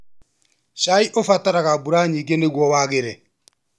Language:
Kikuyu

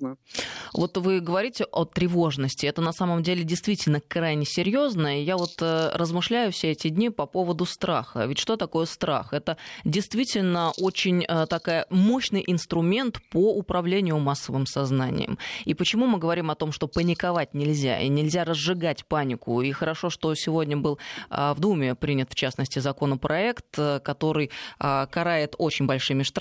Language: Russian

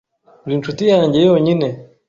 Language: Kinyarwanda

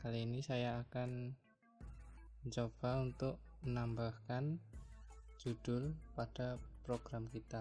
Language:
Indonesian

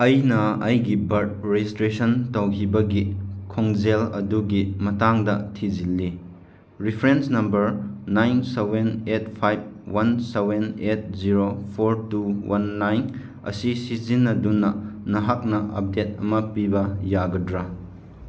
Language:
Manipuri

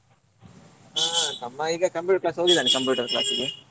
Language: Kannada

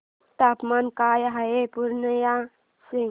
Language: Marathi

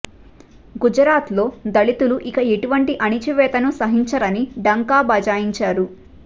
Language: Telugu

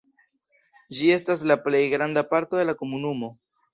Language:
Esperanto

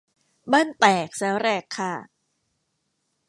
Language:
Thai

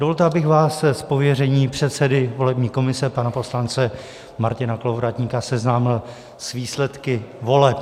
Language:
Czech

